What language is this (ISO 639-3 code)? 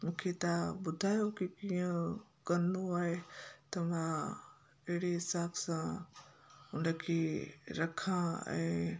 snd